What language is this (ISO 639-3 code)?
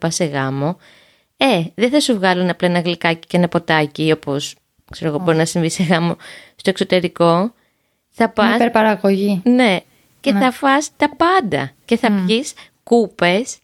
ell